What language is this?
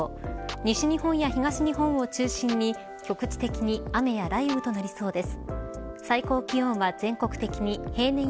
Japanese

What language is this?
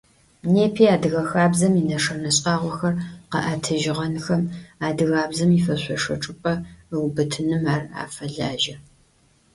Adyghe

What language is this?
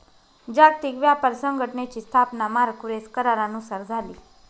Marathi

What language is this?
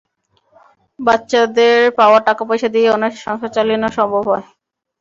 Bangla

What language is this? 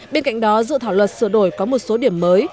Vietnamese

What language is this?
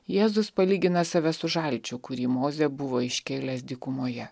Lithuanian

